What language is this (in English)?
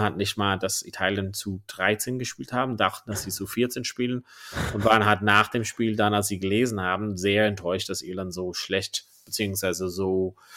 German